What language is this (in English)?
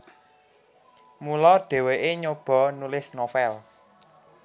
Javanese